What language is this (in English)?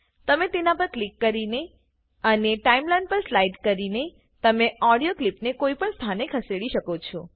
Gujarati